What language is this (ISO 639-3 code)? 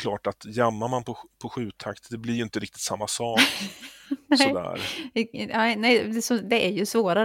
swe